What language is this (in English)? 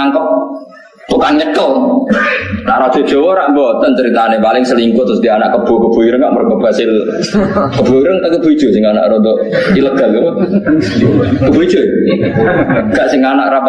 Indonesian